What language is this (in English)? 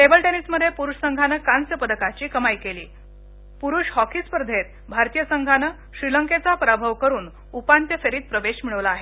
Marathi